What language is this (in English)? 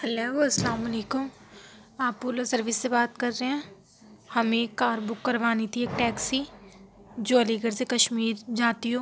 Urdu